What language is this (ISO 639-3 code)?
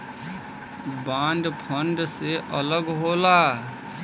bho